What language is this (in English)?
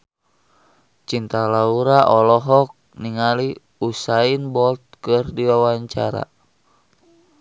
Sundanese